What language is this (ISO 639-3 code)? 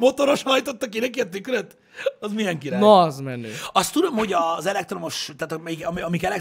hun